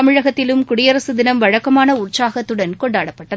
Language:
Tamil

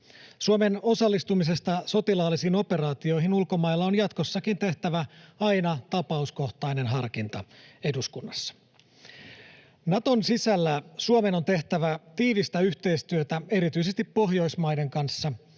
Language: Finnish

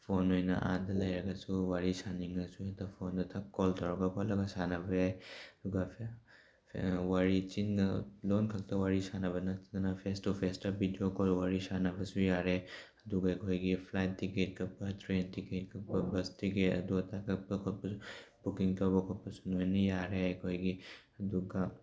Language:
Manipuri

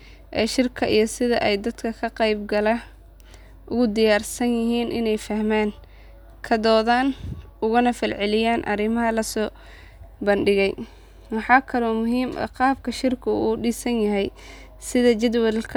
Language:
Somali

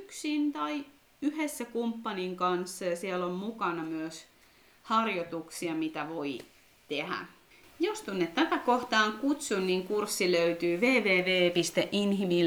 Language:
Finnish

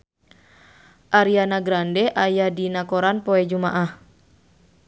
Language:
Sundanese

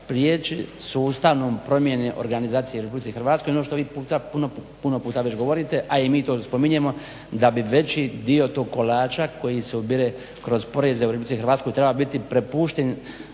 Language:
Croatian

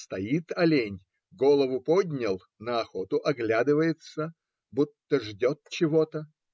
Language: Russian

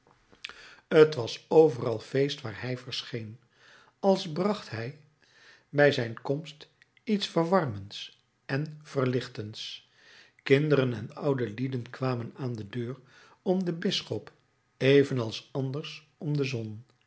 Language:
Dutch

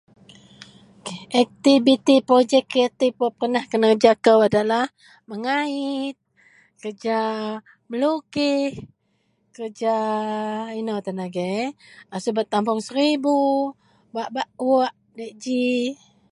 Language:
Central Melanau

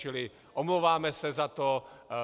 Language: Czech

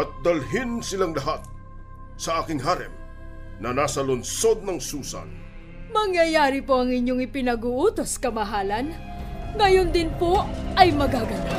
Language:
Filipino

